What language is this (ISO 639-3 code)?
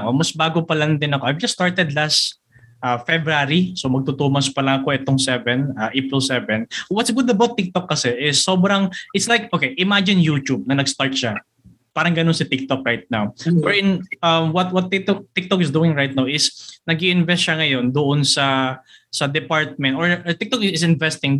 fil